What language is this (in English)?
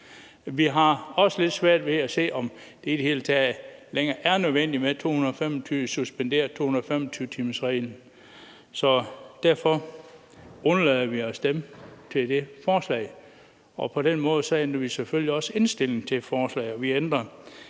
Danish